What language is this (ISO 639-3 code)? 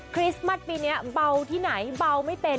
tha